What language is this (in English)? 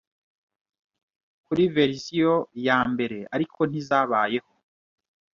Kinyarwanda